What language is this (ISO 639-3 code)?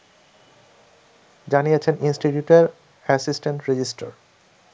ben